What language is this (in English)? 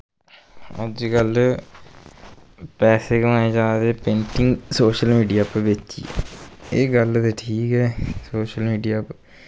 Dogri